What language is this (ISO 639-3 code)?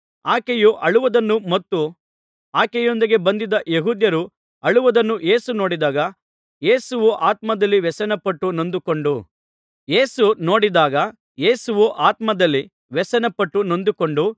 kan